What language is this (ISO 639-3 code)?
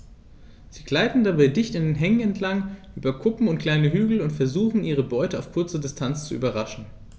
deu